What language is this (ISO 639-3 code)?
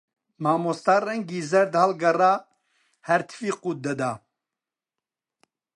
ckb